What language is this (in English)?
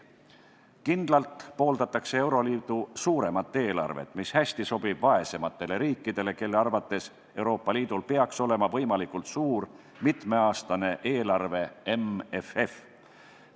Estonian